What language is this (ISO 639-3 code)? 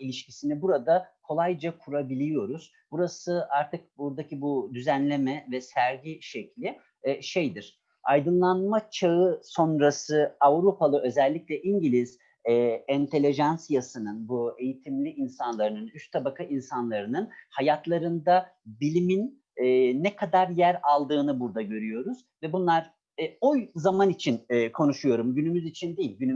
tur